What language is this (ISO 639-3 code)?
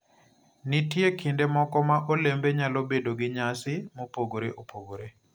luo